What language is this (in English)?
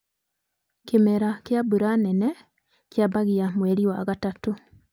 Kikuyu